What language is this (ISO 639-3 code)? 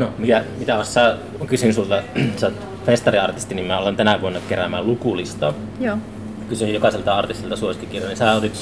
fin